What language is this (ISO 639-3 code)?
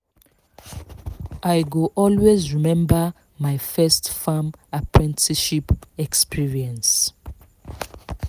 pcm